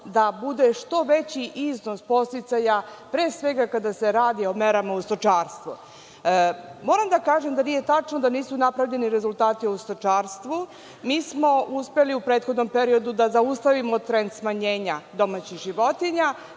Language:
Serbian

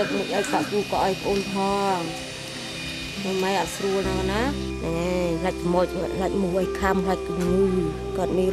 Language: Korean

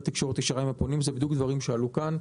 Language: Hebrew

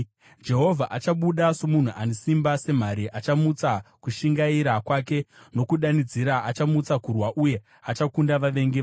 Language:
Shona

